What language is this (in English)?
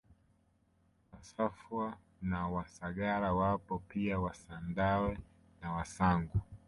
Swahili